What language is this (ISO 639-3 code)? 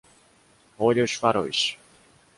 por